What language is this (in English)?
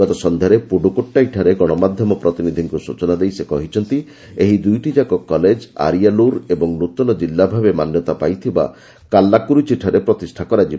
Odia